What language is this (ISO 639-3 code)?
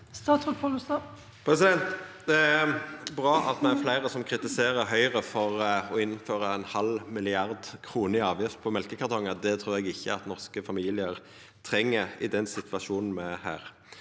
nor